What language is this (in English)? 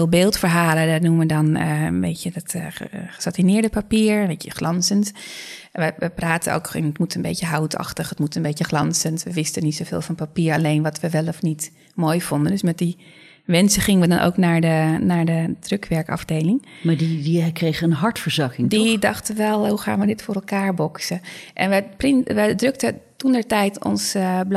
Dutch